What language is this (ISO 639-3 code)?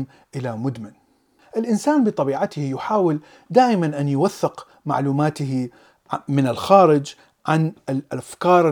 ara